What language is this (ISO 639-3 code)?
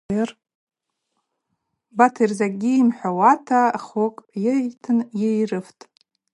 abq